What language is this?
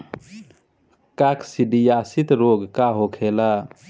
Bhojpuri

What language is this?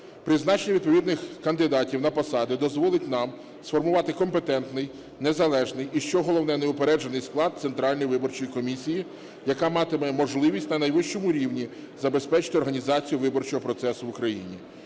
Ukrainian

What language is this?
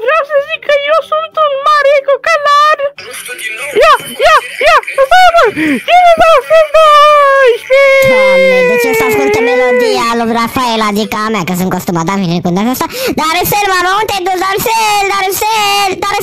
Romanian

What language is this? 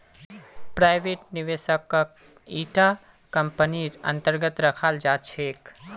Magahi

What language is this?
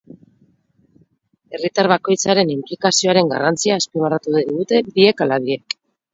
Basque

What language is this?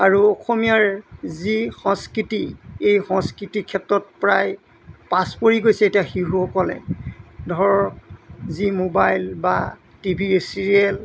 Assamese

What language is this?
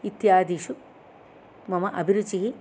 Sanskrit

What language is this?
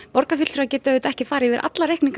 Icelandic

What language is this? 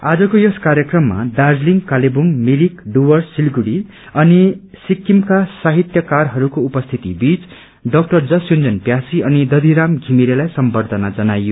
Nepali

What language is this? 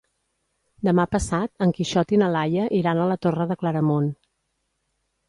Catalan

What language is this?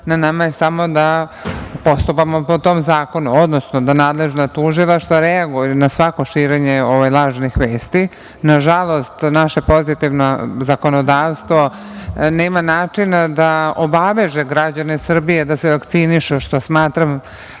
Serbian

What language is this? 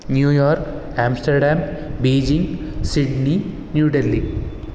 Sanskrit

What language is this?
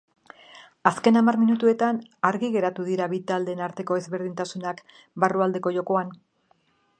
Basque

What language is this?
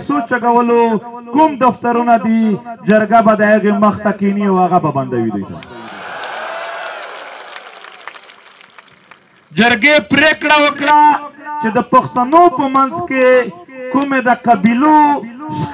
Romanian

